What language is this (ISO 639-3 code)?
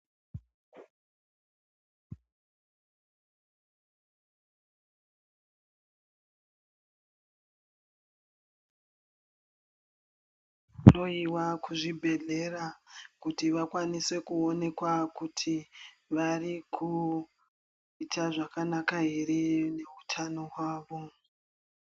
ndc